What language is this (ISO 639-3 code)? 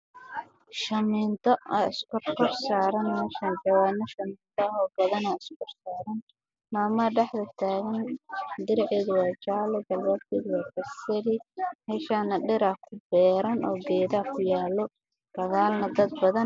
som